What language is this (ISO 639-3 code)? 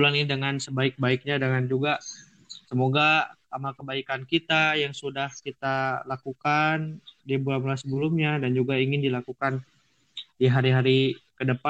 ind